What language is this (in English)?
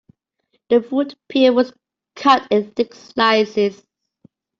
English